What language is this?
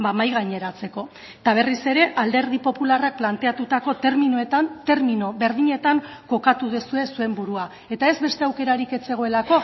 Basque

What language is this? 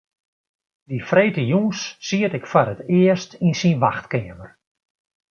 Western Frisian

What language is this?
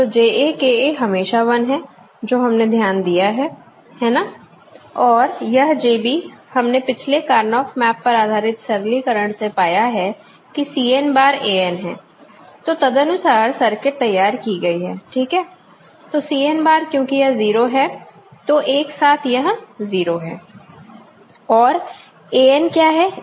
Hindi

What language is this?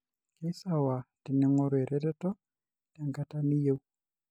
Masai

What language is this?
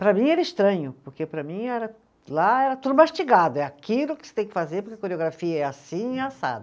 Portuguese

